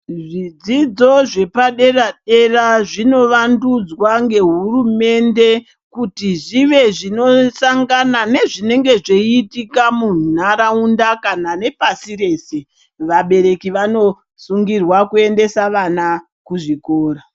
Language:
Ndau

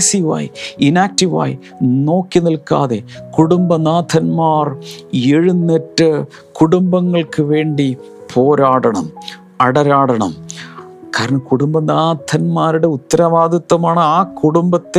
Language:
Malayalam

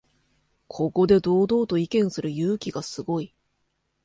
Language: Japanese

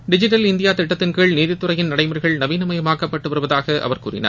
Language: Tamil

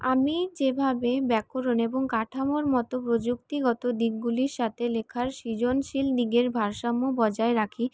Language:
Bangla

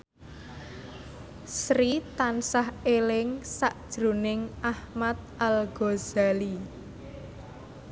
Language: Javanese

